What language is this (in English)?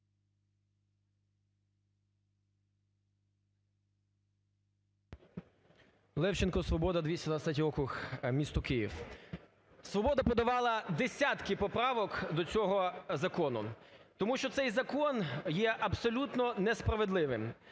Ukrainian